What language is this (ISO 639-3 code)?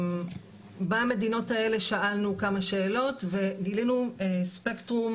heb